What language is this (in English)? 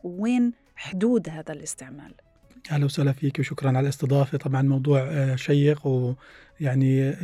Arabic